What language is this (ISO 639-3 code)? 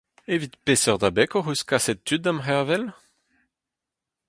bre